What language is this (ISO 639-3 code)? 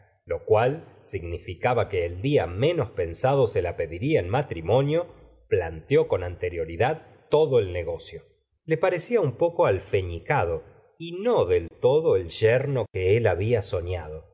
spa